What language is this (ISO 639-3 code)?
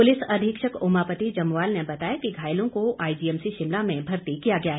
hin